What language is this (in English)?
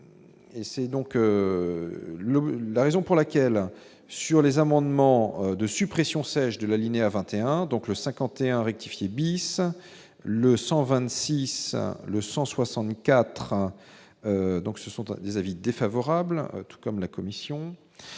French